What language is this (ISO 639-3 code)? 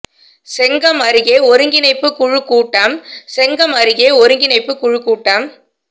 tam